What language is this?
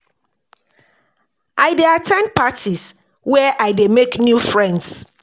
Nigerian Pidgin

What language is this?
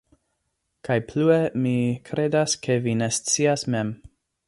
Esperanto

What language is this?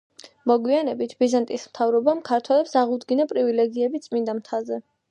Georgian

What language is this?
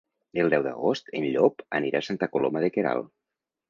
Catalan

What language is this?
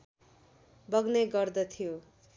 Nepali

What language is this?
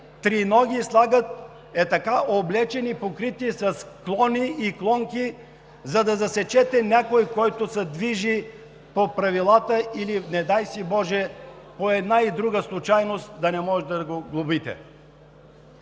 Bulgarian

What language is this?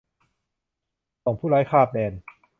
Thai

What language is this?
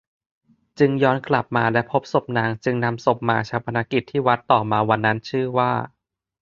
Thai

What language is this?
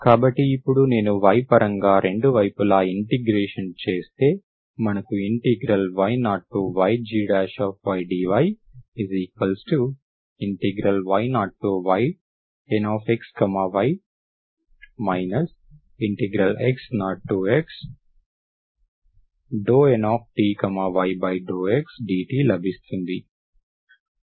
Telugu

